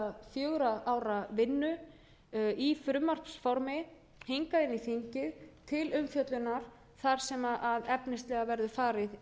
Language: Icelandic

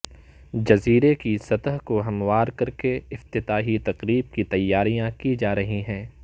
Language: Urdu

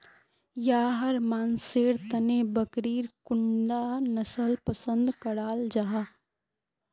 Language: Magahi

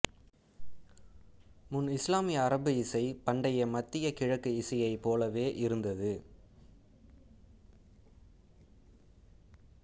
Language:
Tamil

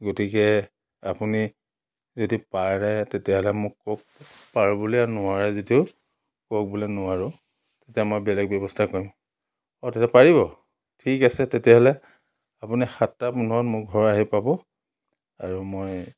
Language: Assamese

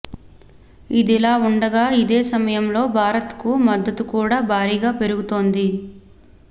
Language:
Telugu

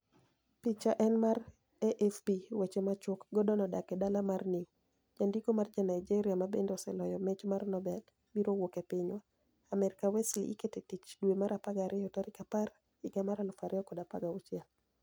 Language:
Luo (Kenya and Tanzania)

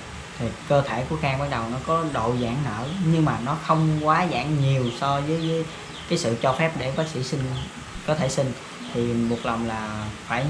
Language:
Vietnamese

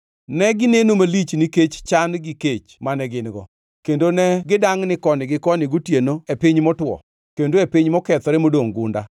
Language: Luo (Kenya and Tanzania)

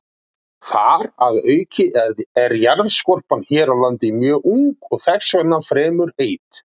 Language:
Icelandic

